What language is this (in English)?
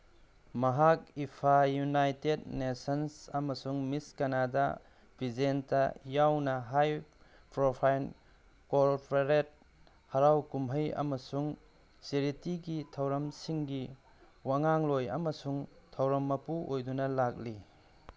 Manipuri